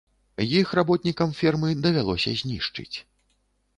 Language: Belarusian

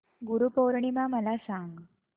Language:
Marathi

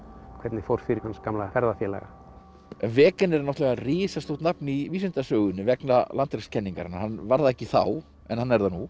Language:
Icelandic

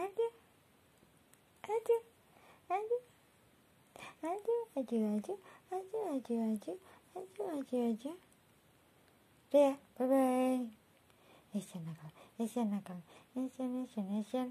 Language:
Indonesian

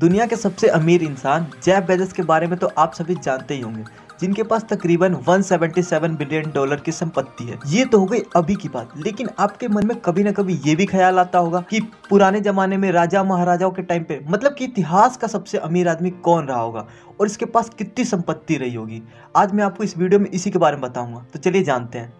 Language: Hindi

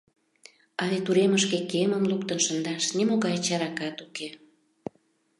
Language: Mari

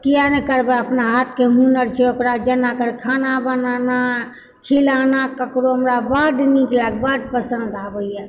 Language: Maithili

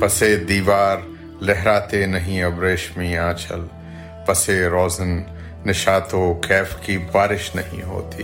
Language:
Urdu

